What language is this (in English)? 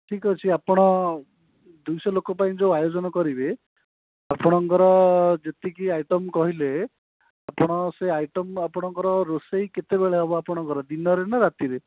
Odia